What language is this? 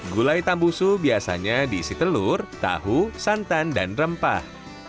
Indonesian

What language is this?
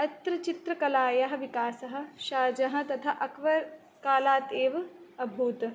Sanskrit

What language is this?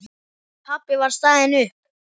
Icelandic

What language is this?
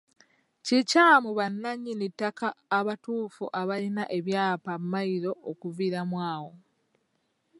Ganda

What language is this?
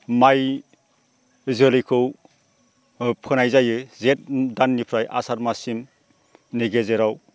Bodo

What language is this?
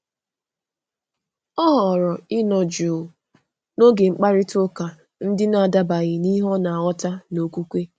Igbo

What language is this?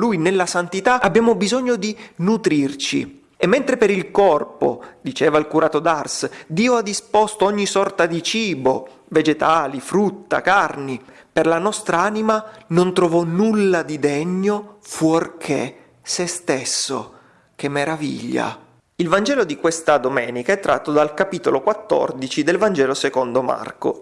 Italian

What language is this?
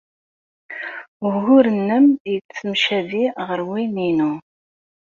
Kabyle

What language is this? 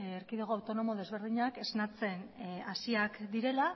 Basque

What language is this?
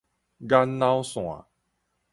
Min Nan Chinese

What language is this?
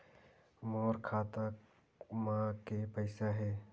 Chhattisgarhi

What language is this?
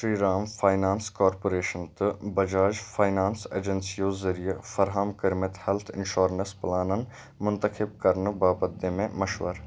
Kashmiri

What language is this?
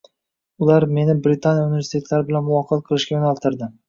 Uzbek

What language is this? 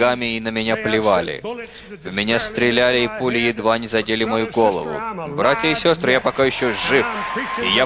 Russian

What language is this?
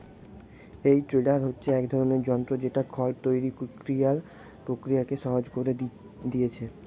Bangla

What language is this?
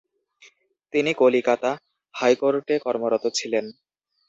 Bangla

